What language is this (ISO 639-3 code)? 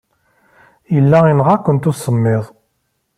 kab